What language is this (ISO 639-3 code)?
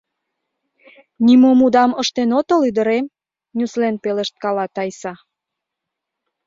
chm